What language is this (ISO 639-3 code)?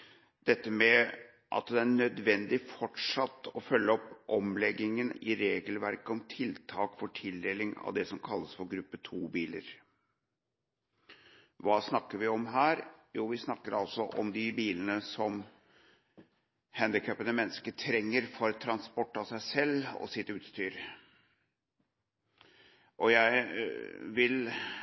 nob